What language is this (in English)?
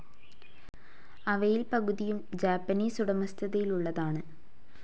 Malayalam